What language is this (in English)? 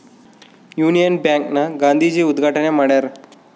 Kannada